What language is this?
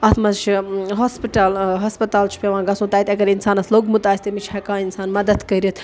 Kashmiri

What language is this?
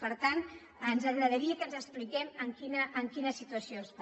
Catalan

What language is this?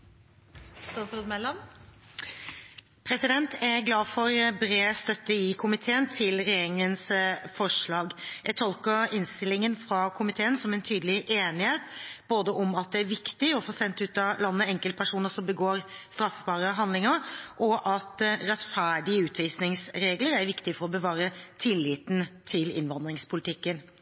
Norwegian Bokmål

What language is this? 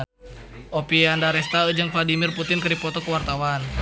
Sundanese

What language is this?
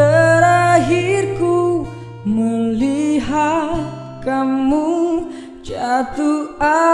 Indonesian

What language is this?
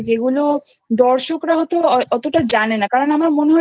Bangla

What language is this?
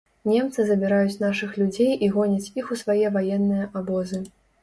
Belarusian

